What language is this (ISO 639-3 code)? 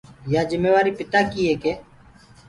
ggg